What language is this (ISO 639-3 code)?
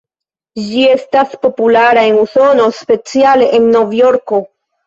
epo